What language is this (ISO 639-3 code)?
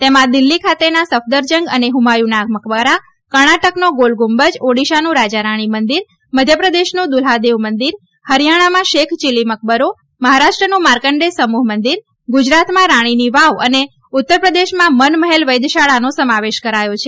guj